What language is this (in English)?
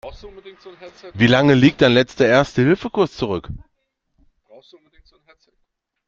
German